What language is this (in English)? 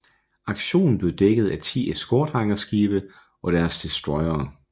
Danish